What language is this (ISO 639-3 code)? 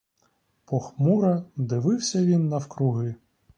ukr